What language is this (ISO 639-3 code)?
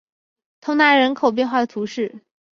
zho